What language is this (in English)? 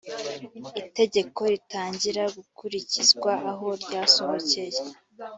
Kinyarwanda